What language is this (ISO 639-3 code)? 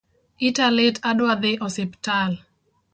luo